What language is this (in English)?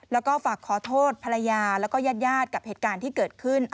Thai